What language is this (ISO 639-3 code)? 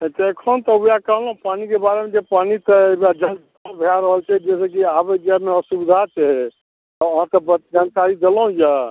mai